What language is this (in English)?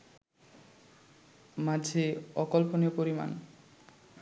Bangla